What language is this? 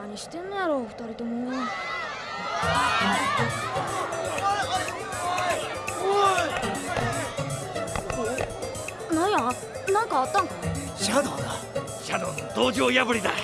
Japanese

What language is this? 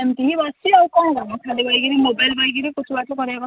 Odia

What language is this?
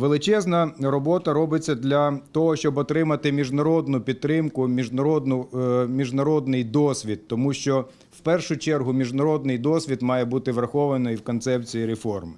Ukrainian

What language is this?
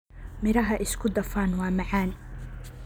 Somali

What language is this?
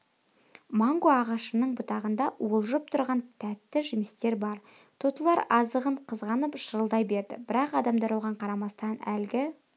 Kazakh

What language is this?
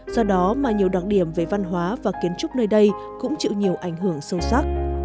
Vietnamese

